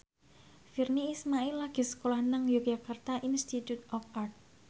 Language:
Javanese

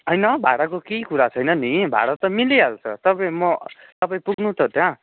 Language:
Nepali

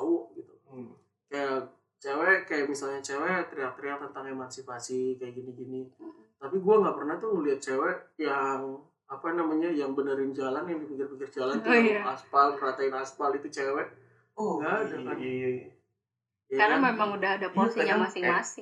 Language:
Indonesian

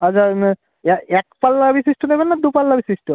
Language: Bangla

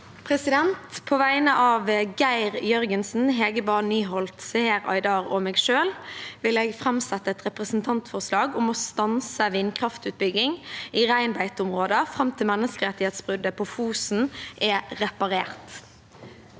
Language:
Norwegian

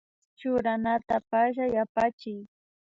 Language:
Imbabura Highland Quichua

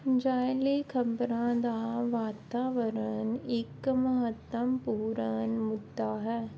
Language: Punjabi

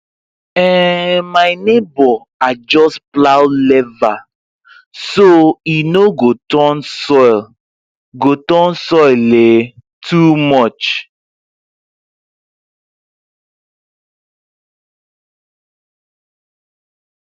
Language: Nigerian Pidgin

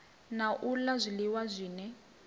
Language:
Venda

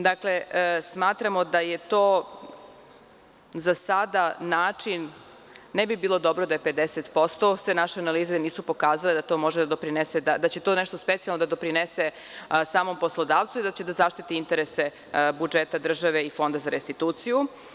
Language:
Serbian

